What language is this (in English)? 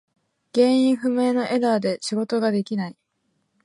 Japanese